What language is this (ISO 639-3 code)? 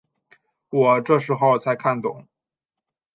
zho